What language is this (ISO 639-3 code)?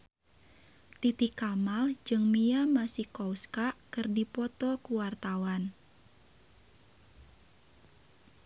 sun